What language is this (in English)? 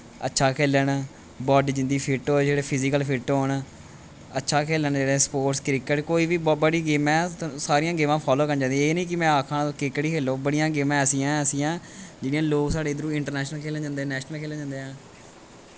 Dogri